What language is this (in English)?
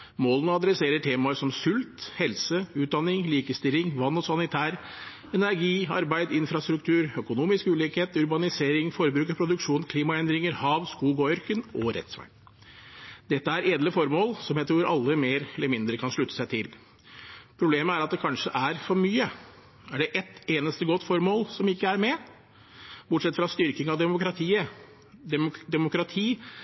Norwegian Bokmål